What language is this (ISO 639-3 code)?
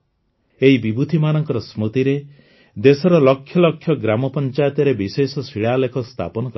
ori